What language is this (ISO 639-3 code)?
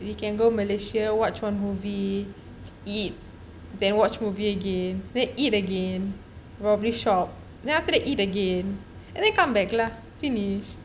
eng